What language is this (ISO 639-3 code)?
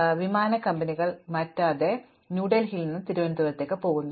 mal